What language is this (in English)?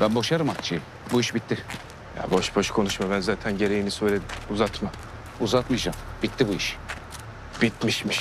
Turkish